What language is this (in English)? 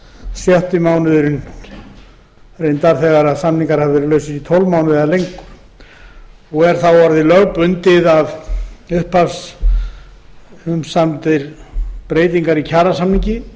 Icelandic